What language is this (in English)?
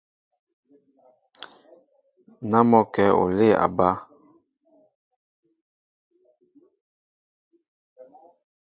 Mbo (Cameroon)